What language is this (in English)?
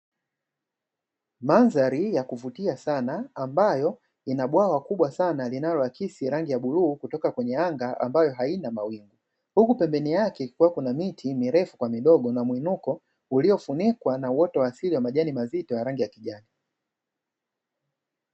Swahili